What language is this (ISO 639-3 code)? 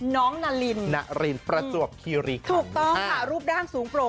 tha